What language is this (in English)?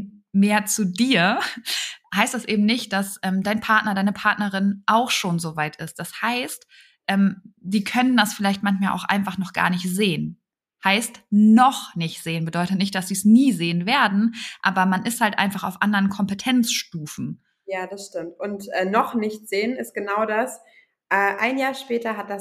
German